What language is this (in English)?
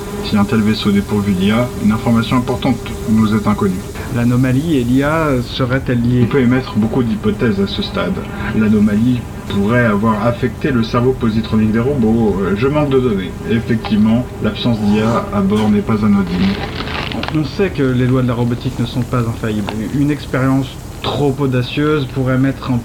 French